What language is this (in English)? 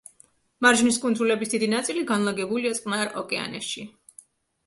Georgian